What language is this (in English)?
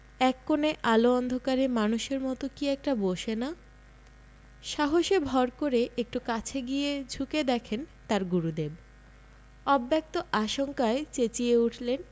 Bangla